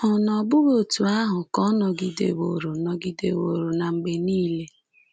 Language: Igbo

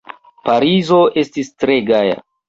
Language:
Esperanto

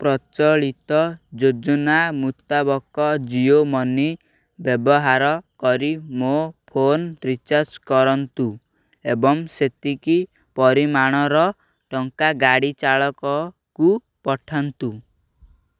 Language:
Odia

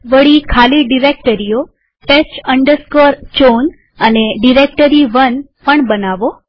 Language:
Gujarati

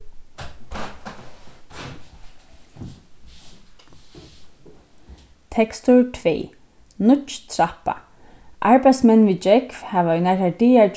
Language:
Faroese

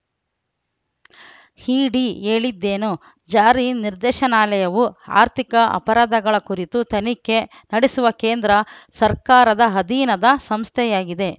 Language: Kannada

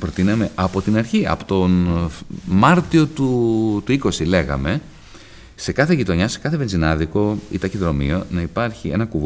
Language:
Greek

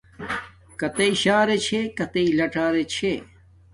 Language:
Domaaki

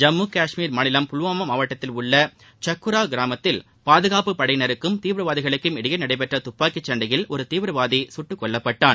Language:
Tamil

